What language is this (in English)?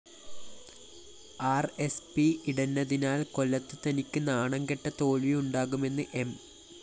Malayalam